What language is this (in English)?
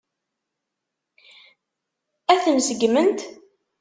Kabyle